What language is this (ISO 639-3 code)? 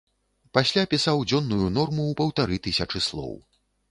bel